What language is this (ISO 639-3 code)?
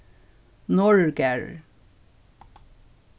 fao